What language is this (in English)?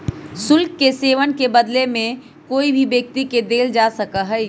Magahi